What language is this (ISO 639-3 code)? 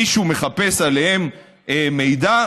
heb